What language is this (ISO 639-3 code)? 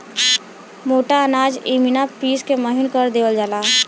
bho